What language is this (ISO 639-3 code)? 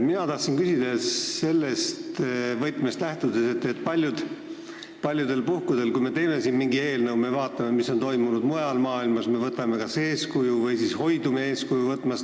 est